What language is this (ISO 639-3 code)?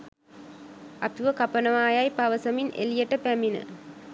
sin